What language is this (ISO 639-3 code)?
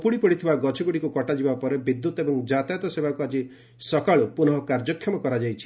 ori